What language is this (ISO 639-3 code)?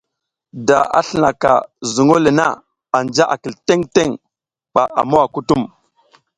giz